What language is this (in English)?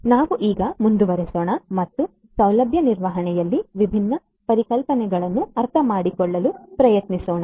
Kannada